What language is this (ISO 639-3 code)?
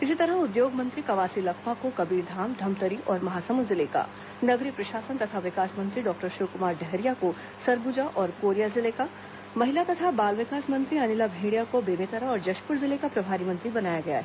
hin